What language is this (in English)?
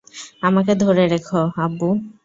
Bangla